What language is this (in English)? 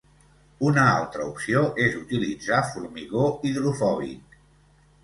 Catalan